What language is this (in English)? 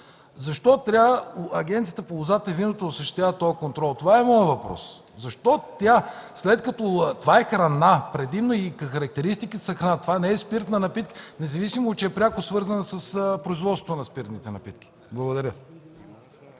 Bulgarian